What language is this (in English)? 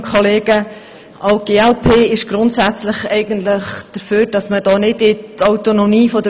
Swiss German